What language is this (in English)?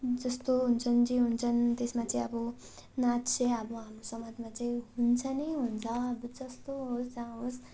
Nepali